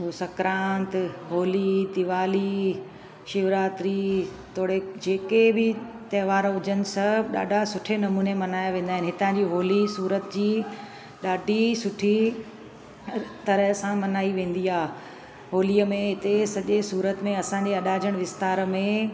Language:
Sindhi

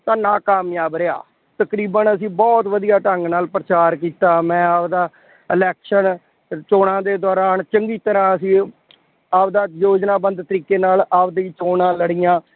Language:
Punjabi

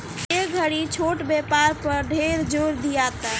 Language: Bhojpuri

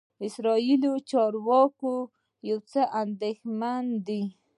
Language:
Pashto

